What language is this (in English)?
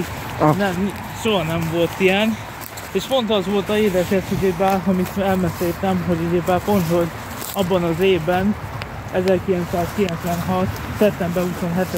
Hungarian